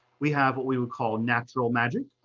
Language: English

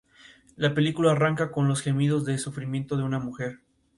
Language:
Spanish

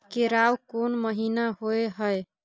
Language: Maithili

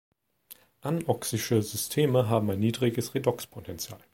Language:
German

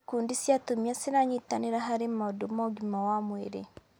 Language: Kikuyu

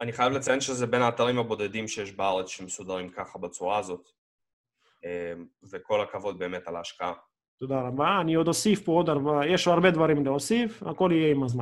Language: Hebrew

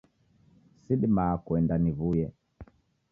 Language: Taita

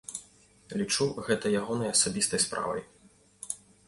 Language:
Belarusian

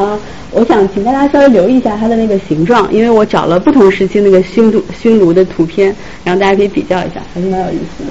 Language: Chinese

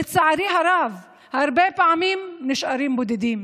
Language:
Hebrew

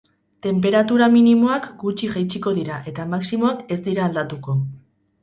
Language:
Basque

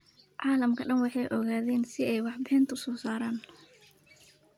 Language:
Somali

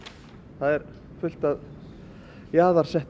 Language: Icelandic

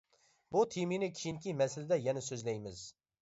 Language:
Uyghur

